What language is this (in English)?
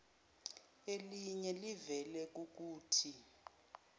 Zulu